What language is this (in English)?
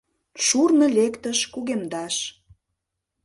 Mari